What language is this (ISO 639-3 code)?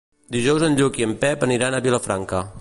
cat